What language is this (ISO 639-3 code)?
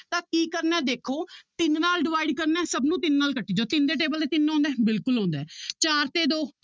pan